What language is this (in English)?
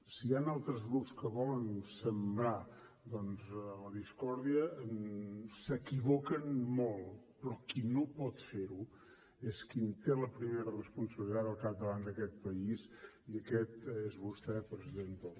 Catalan